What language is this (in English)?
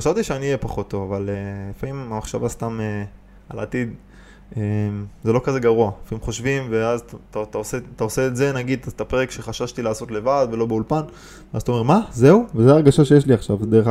Hebrew